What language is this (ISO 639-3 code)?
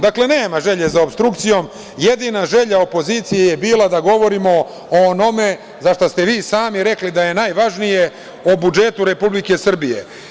srp